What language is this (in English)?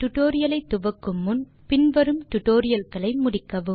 Tamil